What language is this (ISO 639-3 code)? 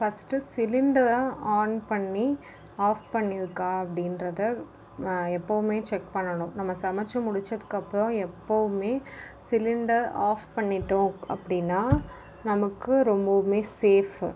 tam